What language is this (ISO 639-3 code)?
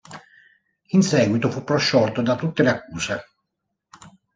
ita